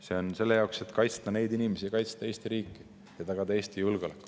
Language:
Estonian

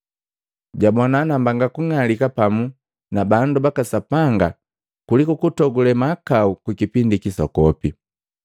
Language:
Matengo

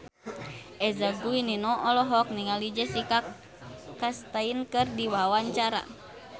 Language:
Sundanese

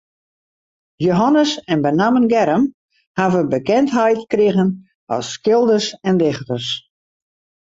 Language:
Western Frisian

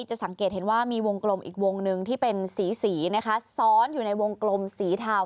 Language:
Thai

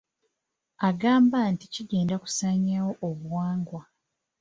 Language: Ganda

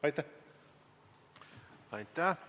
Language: Estonian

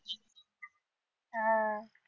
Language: Marathi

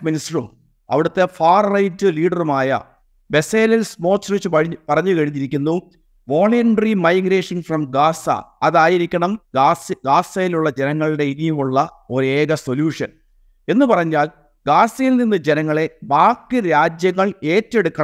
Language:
Malayalam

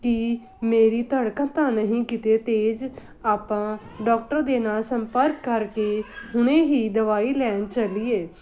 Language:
Punjabi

